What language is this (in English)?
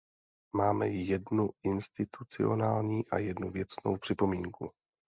Czech